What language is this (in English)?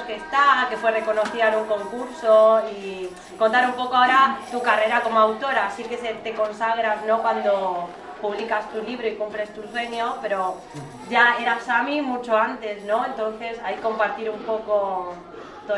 Spanish